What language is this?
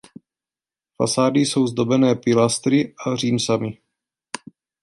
Czech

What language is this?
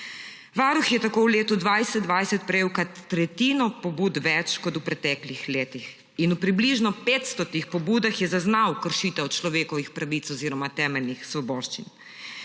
Slovenian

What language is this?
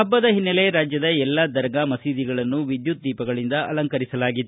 Kannada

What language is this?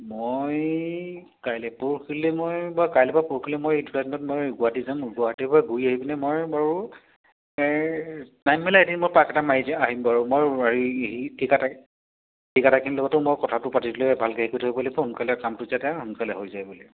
Assamese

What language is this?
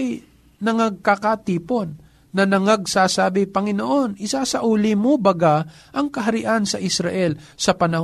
Filipino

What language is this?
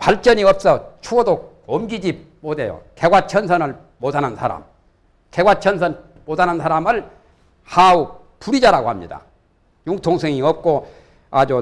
Korean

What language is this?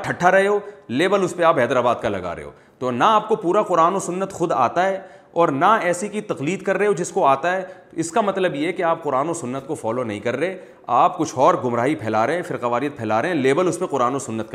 Urdu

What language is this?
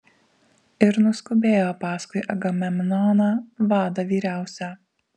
Lithuanian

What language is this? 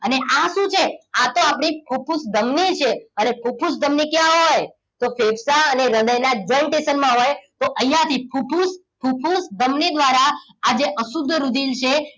Gujarati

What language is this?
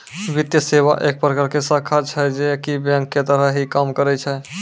Maithili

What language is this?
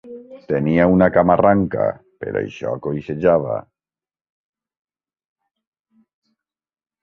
Catalan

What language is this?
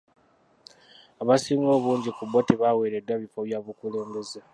Ganda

